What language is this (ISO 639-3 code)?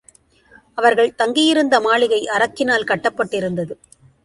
tam